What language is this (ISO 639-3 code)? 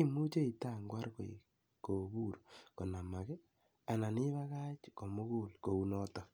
kln